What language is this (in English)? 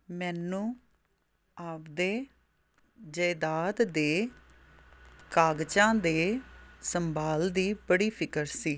Punjabi